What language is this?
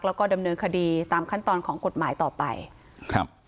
Thai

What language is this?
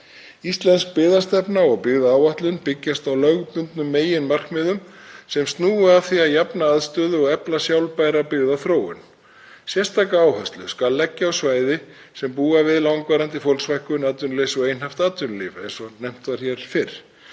Icelandic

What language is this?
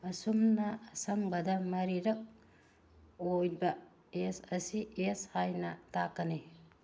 Manipuri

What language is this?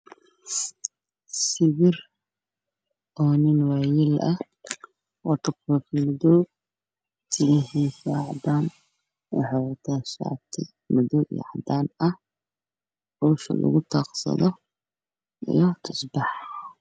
Somali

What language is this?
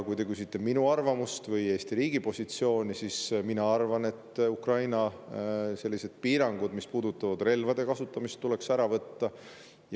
Estonian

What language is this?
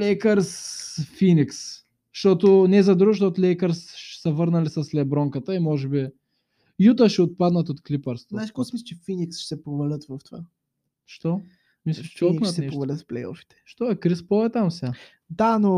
Bulgarian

